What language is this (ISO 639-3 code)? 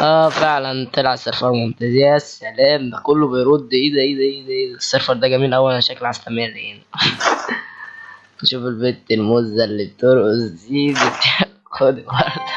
ara